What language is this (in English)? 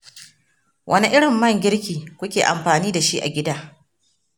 Hausa